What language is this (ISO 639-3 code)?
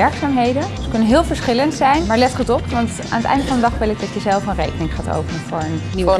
nld